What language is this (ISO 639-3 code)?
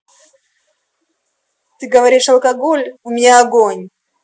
rus